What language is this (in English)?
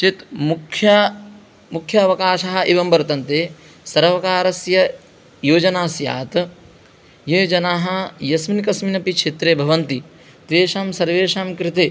Sanskrit